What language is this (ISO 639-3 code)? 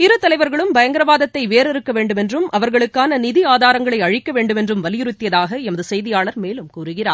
tam